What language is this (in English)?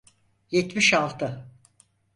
Turkish